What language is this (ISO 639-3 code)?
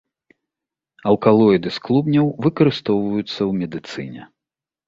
bel